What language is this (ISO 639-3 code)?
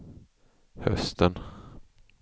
swe